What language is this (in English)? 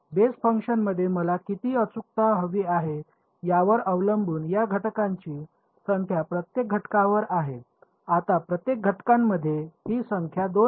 Marathi